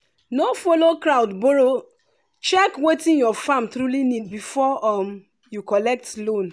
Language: Nigerian Pidgin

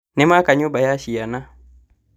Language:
Kikuyu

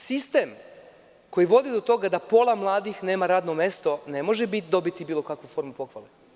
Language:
Serbian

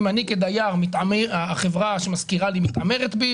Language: Hebrew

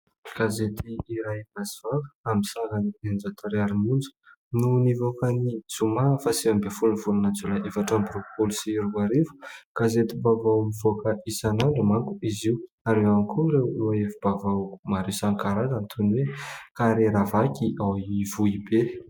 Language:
Malagasy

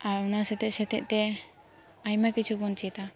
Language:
Santali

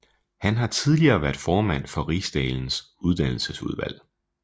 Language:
Danish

